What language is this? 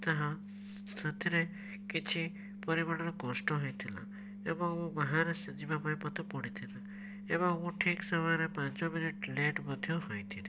Odia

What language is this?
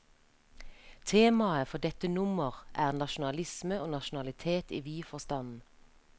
Norwegian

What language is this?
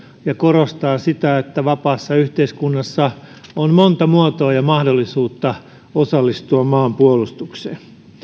Finnish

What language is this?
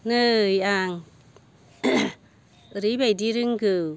Bodo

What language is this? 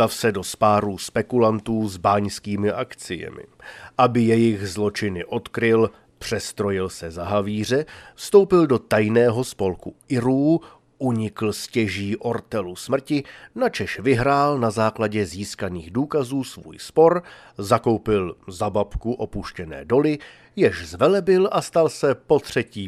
Czech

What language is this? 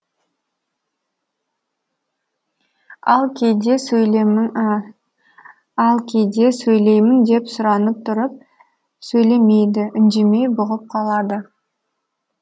Kazakh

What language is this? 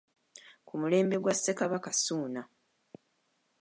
Ganda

